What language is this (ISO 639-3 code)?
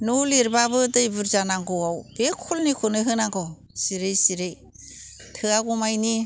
brx